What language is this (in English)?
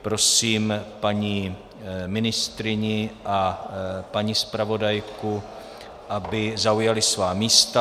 Czech